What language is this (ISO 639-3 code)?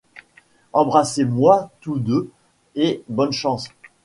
fra